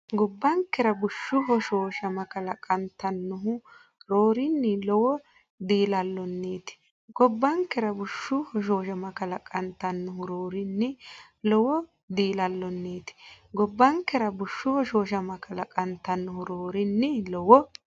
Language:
Sidamo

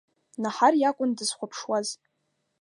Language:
Abkhazian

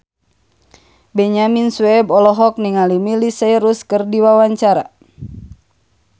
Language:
Sundanese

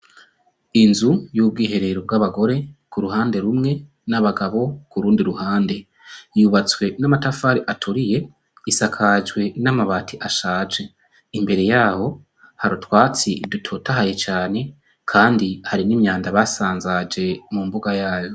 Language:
Rundi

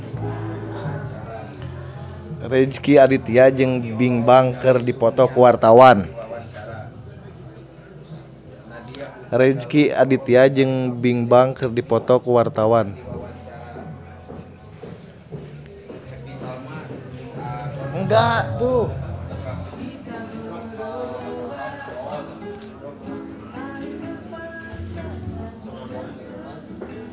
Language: Sundanese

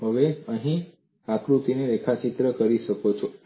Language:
Gujarati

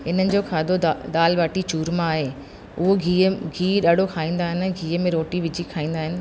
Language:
Sindhi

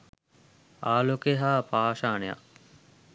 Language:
Sinhala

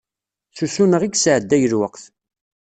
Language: Kabyle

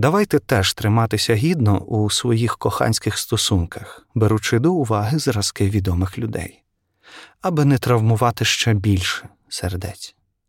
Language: Ukrainian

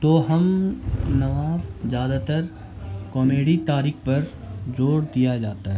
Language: Urdu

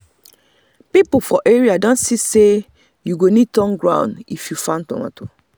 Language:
Nigerian Pidgin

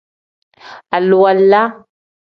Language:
Tem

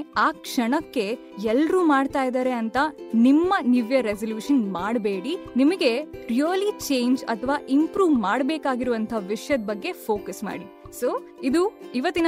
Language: Kannada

